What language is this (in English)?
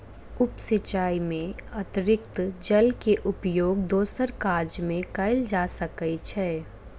Maithili